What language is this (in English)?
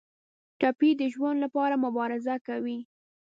Pashto